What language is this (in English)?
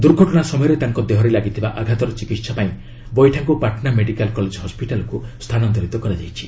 Odia